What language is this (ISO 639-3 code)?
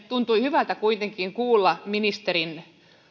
fin